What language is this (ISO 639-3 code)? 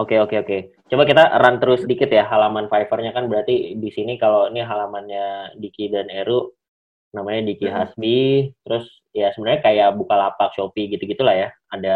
ind